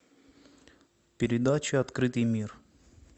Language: Russian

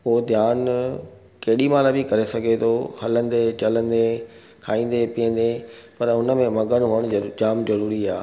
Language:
Sindhi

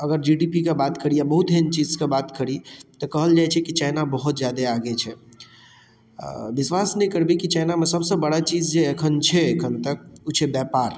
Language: Maithili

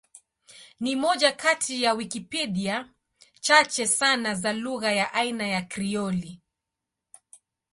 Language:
Swahili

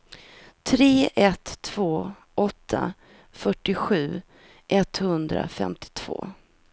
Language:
Swedish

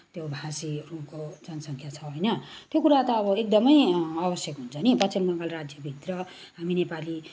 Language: Nepali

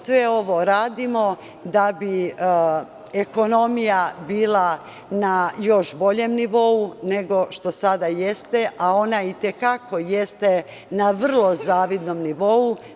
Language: Serbian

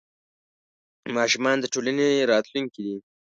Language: Pashto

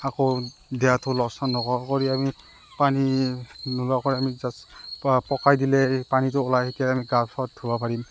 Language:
Assamese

